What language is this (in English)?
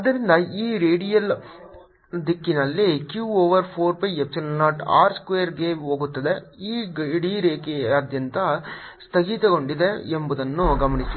Kannada